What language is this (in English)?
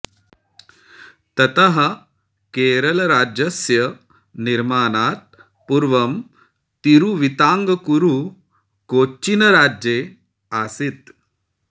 Sanskrit